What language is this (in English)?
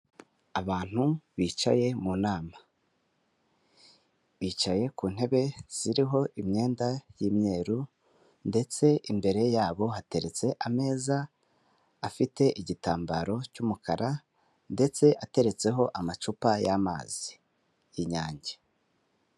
Kinyarwanda